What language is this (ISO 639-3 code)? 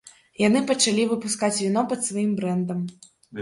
bel